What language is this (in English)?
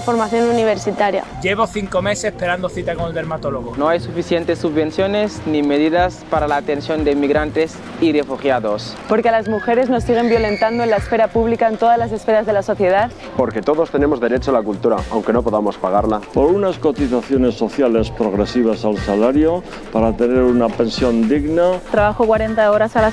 Spanish